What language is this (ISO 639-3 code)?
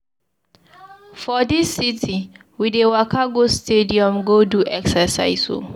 pcm